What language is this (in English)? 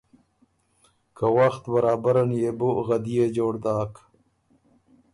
Ormuri